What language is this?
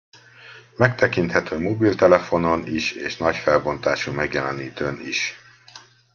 Hungarian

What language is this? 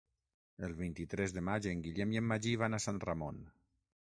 Catalan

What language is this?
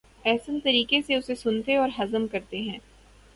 Urdu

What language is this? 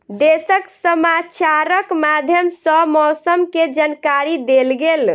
Maithili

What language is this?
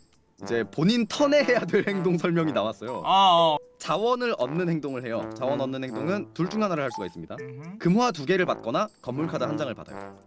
Korean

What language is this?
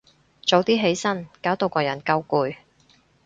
Cantonese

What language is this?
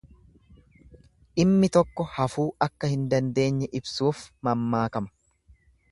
Oromo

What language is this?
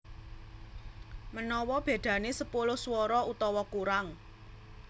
Javanese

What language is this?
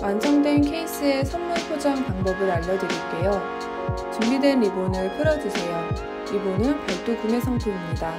Korean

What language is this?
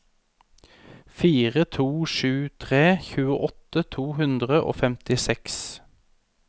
Norwegian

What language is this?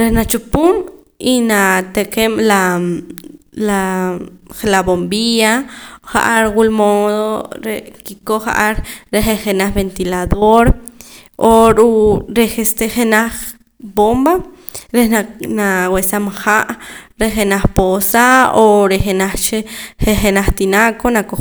Poqomam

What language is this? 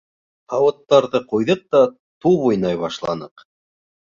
Bashkir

